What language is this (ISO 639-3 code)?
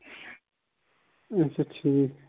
kas